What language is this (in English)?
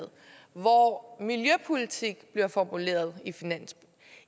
Danish